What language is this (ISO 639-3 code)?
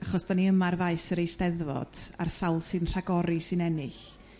cym